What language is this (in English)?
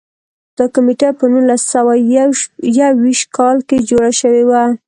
Pashto